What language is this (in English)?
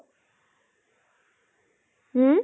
Assamese